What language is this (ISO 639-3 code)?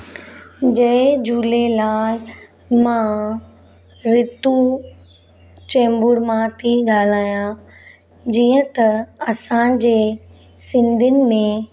snd